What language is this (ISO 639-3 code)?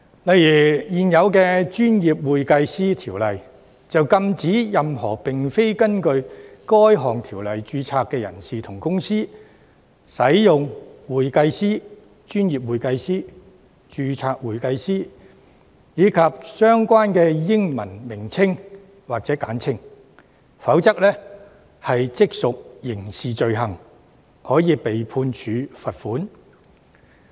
yue